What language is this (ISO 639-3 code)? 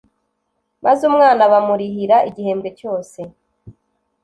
kin